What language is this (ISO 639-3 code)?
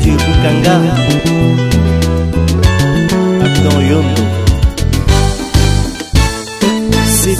ind